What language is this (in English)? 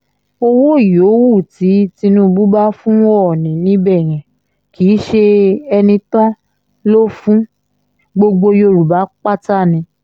Yoruba